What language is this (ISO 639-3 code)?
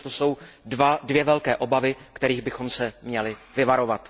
ces